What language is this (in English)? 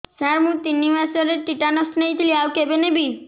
Odia